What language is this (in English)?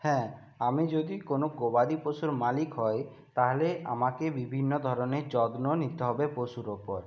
Bangla